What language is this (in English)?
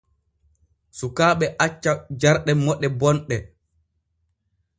Borgu Fulfulde